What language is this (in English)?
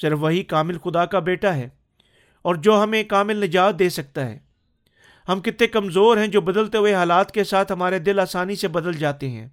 Urdu